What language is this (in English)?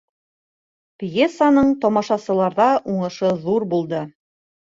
Bashkir